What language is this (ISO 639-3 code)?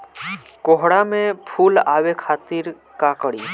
bho